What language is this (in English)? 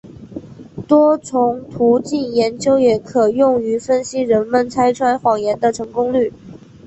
Chinese